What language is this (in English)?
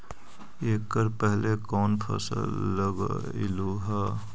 Magahi